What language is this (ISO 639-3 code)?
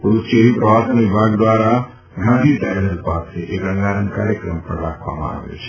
guj